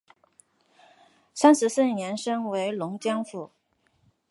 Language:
Chinese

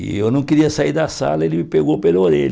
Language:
Portuguese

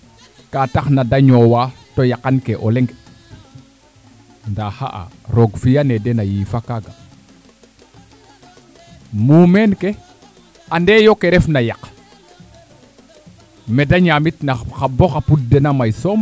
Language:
Serer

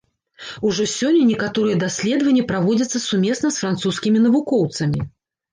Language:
Belarusian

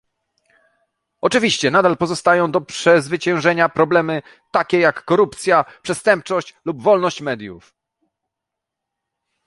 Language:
Polish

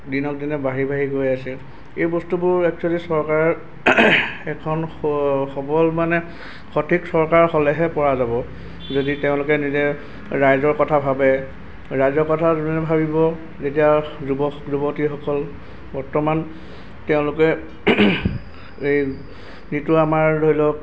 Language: Assamese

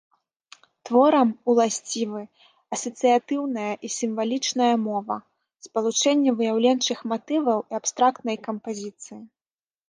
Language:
Belarusian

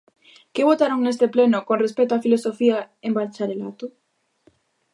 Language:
Galician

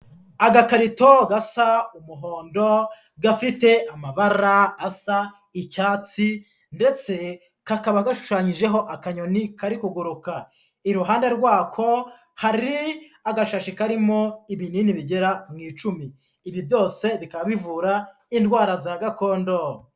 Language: Kinyarwanda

